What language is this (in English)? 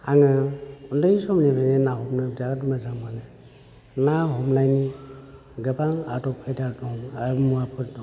Bodo